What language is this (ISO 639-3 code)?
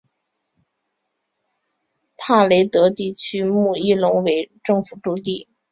zho